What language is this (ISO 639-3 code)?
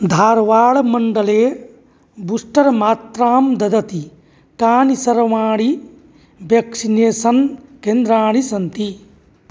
san